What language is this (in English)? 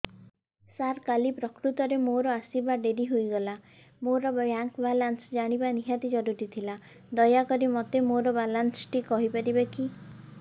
Odia